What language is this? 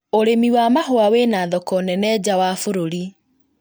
Kikuyu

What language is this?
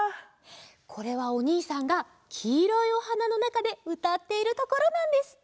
Japanese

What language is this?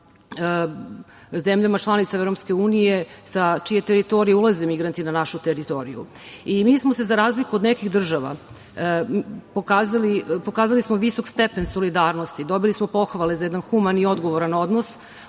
Serbian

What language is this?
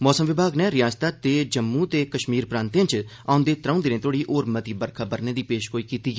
Dogri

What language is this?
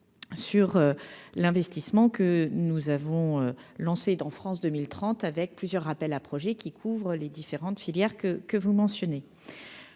French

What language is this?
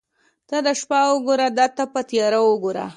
Pashto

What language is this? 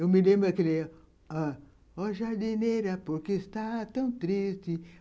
Portuguese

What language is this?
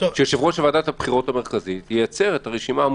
Hebrew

